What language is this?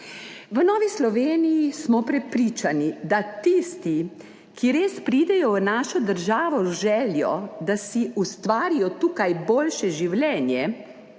Slovenian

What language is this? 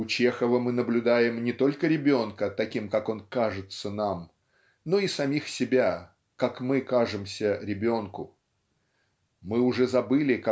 Russian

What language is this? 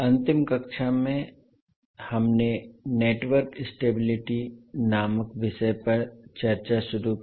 Hindi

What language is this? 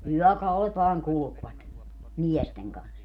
Finnish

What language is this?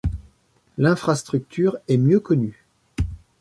French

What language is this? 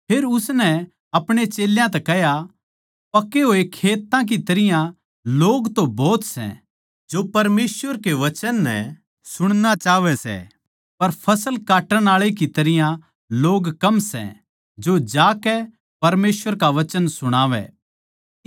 Haryanvi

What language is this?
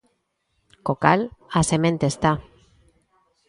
Galician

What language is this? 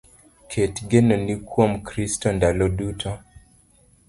Luo (Kenya and Tanzania)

